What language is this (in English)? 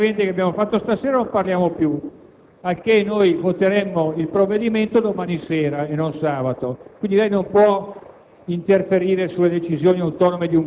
Italian